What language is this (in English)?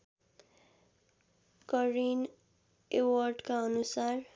Nepali